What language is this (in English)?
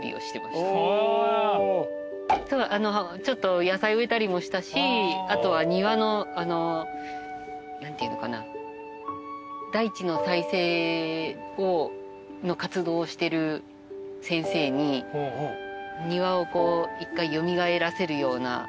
Japanese